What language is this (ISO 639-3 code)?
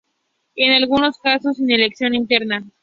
spa